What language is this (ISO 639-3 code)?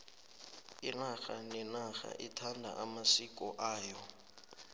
nbl